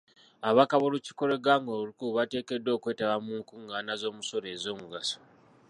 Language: Ganda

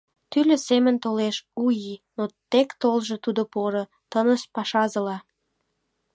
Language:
Mari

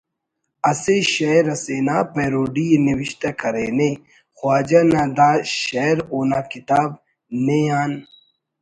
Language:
Brahui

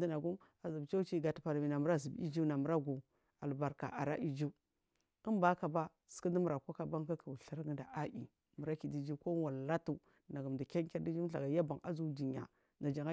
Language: Marghi South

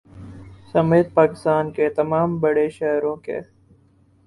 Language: Urdu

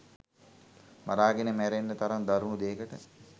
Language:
Sinhala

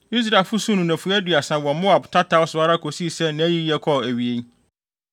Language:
Akan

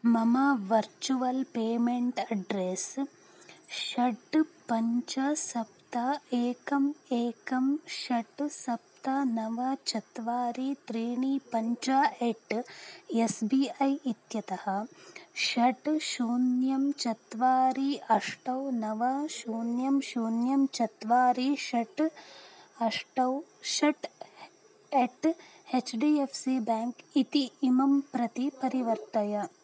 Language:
Sanskrit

